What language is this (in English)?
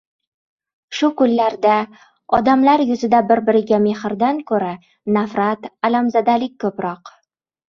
Uzbek